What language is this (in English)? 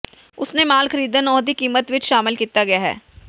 Punjabi